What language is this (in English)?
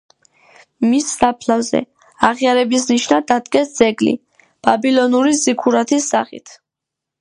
Georgian